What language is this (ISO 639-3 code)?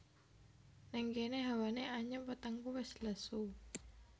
jav